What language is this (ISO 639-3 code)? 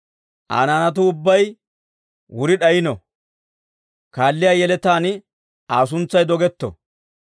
dwr